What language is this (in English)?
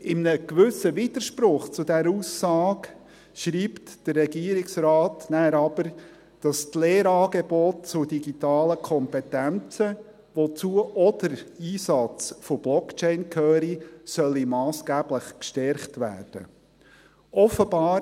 Swiss German